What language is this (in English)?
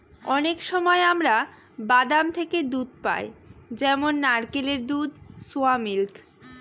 Bangla